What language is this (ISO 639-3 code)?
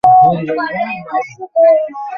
ben